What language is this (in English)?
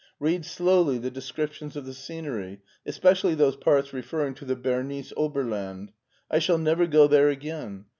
English